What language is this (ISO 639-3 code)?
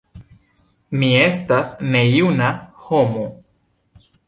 epo